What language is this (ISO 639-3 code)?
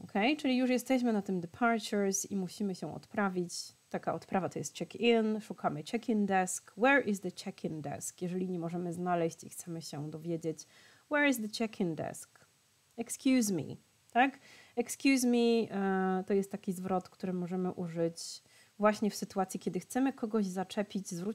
pol